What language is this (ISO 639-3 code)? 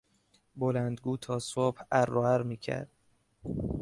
fas